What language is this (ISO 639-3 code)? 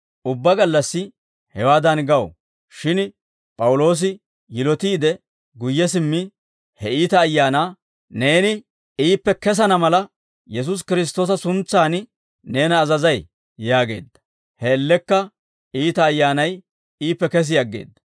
dwr